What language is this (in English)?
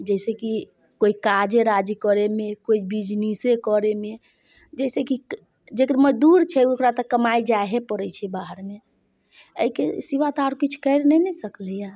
Maithili